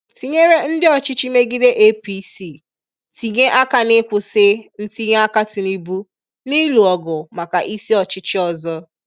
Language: Igbo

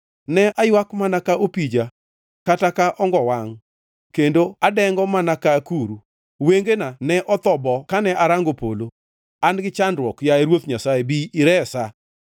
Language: Luo (Kenya and Tanzania)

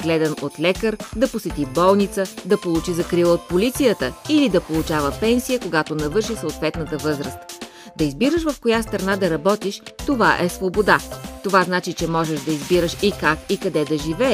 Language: Bulgarian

